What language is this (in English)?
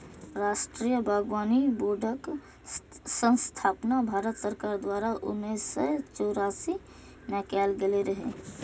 Maithili